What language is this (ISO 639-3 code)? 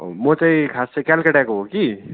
nep